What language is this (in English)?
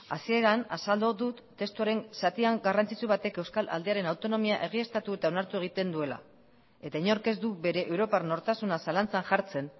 Basque